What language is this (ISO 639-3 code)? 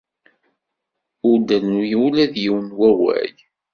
kab